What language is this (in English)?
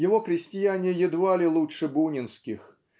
Russian